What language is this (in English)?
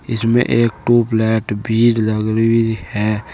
Hindi